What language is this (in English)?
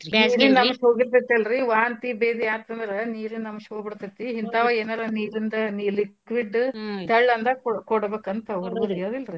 Kannada